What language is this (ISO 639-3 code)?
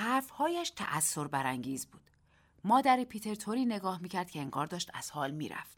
fas